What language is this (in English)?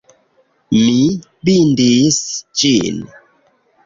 Esperanto